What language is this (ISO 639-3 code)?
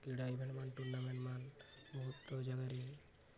ori